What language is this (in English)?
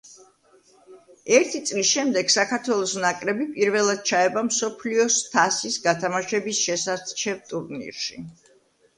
Georgian